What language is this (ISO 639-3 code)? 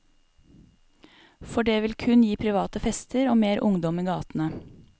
nor